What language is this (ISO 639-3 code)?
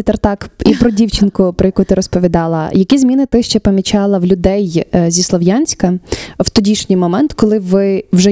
ukr